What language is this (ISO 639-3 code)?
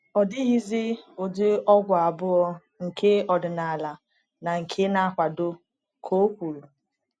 ibo